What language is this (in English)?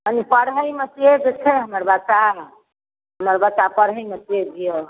Maithili